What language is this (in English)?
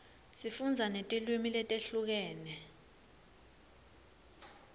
Swati